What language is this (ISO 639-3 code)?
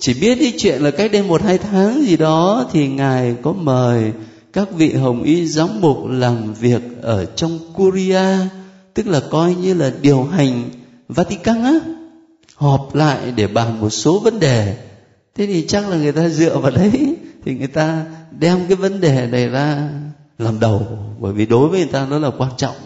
vie